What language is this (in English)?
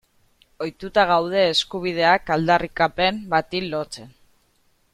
Basque